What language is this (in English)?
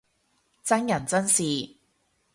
Cantonese